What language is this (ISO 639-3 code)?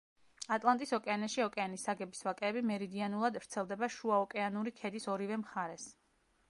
kat